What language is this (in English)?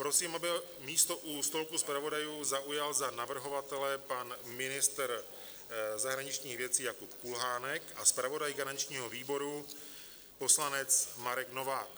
Czech